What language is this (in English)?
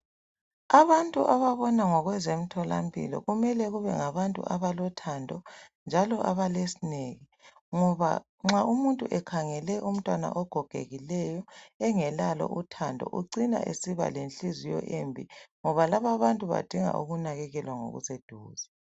North Ndebele